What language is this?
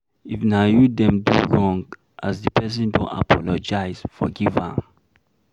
Nigerian Pidgin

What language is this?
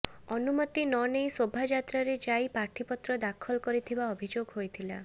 Odia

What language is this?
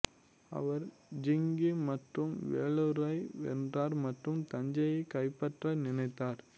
Tamil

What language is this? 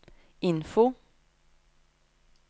Norwegian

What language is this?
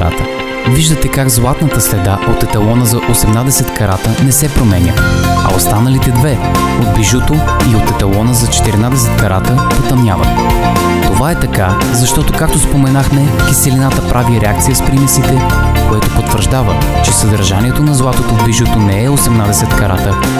Bulgarian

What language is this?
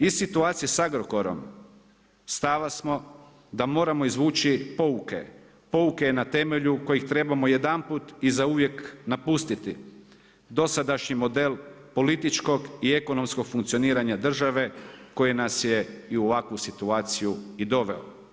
Croatian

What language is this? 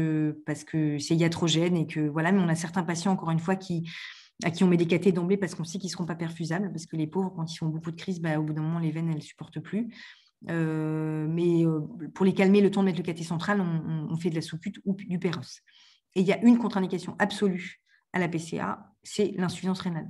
French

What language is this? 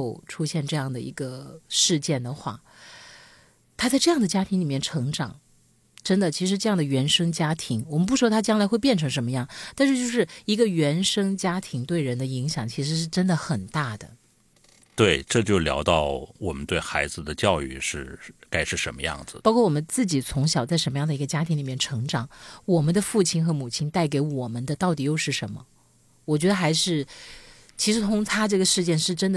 Chinese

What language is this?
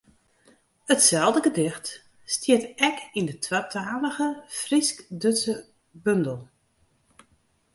Western Frisian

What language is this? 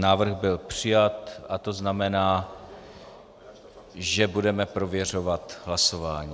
Czech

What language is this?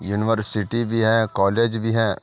Urdu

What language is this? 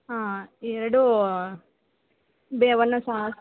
Kannada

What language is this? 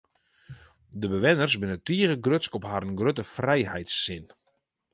Western Frisian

